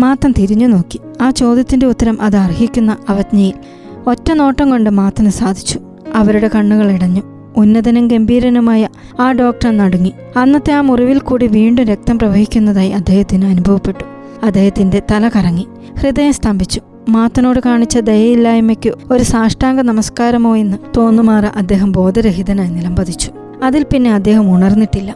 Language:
Malayalam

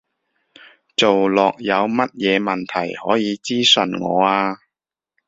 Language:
Cantonese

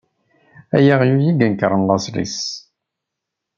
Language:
Kabyle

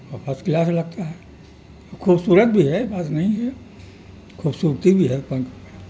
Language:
Urdu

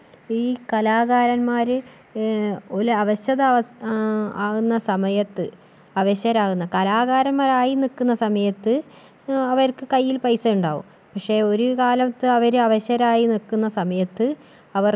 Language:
Malayalam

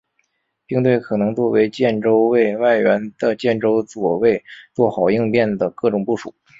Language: Chinese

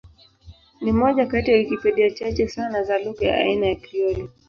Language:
Swahili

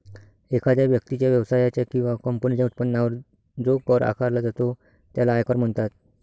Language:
Marathi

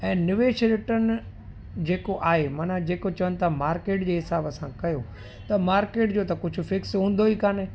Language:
Sindhi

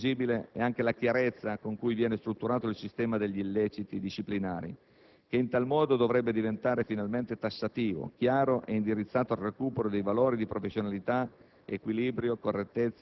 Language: Italian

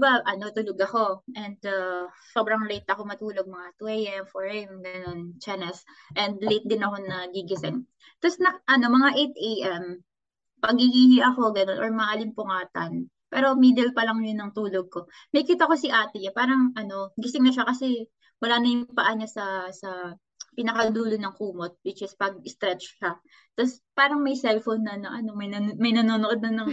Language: Filipino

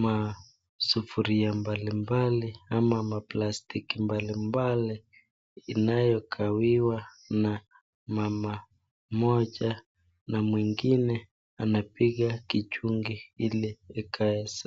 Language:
Swahili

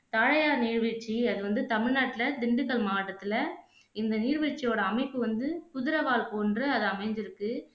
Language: Tamil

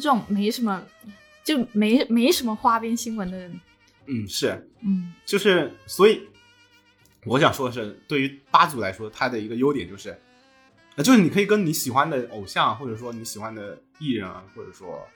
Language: Chinese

